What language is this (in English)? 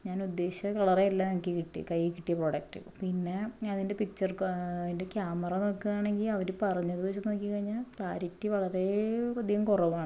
Malayalam